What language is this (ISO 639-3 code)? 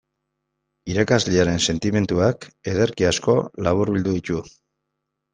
eus